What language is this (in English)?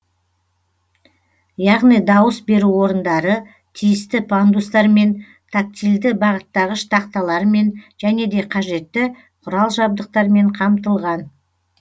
Kazakh